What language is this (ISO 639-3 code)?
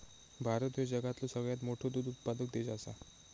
mar